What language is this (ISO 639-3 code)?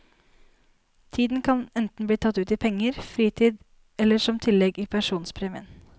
nor